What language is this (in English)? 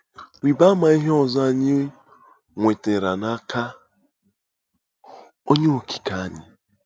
Igbo